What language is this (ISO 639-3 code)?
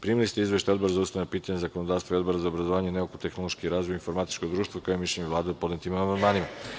srp